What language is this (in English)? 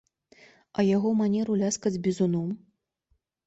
Belarusian